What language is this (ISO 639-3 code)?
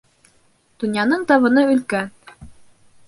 bak